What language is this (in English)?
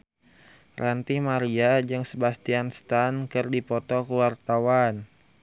Sundanese